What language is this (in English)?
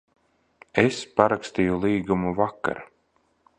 Latvian